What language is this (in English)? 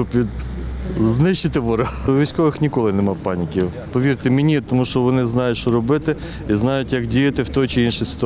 Ukrainian